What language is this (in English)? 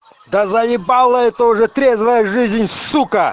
Russian